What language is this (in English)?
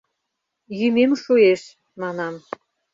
Mari